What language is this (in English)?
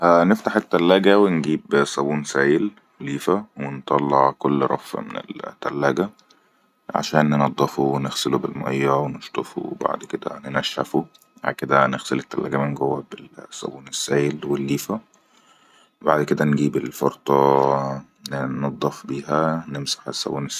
Egyptian Arabic